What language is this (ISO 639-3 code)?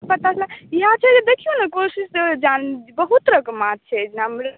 mai